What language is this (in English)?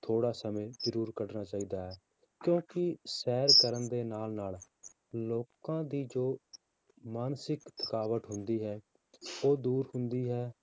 Punjabi